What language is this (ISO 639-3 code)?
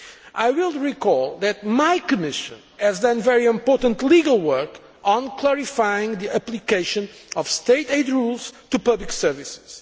eng